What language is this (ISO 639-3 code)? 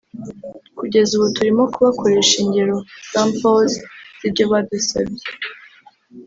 kin